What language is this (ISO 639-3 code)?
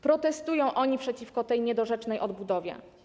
pol